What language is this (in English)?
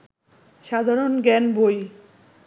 Bangla